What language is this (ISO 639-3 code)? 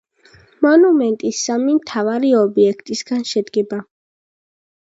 kat